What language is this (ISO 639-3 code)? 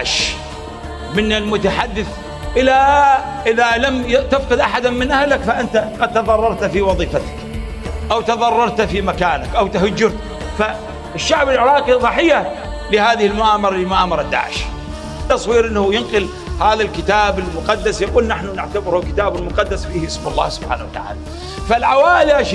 ara